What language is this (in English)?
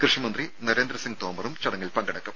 Malayalam